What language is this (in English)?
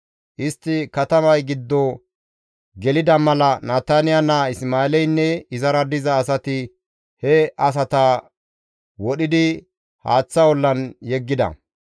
Gamo